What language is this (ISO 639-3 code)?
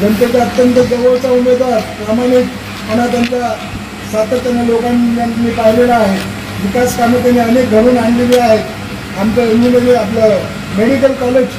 mar